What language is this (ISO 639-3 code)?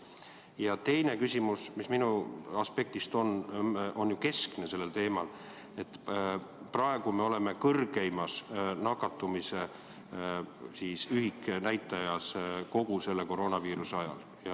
est